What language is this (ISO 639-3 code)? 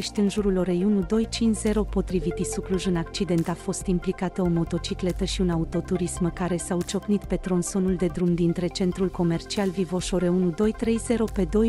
ron